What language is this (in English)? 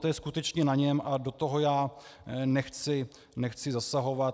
Czech